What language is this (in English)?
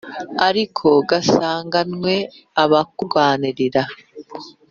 Kinyarwanda